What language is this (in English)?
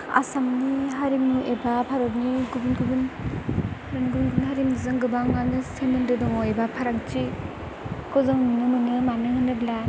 Bodo